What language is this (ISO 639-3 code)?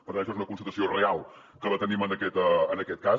cat